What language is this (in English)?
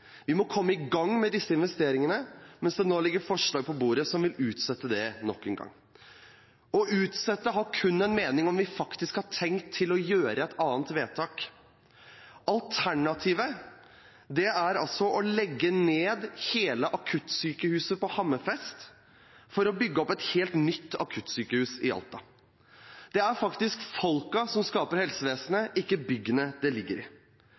Norwegian Bokmål